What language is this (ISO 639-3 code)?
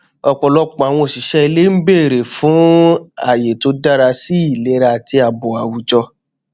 yor